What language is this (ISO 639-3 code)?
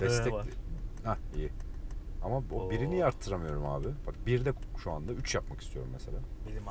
tur